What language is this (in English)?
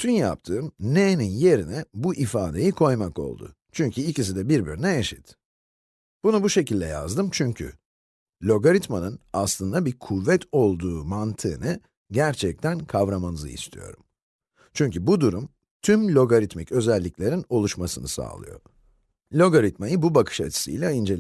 Turkish